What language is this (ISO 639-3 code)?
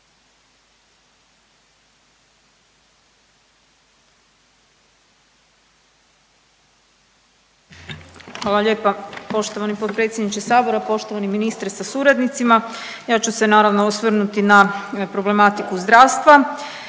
hrv